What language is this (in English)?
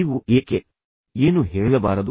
Kannada